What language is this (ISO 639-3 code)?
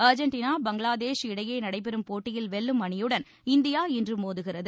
tam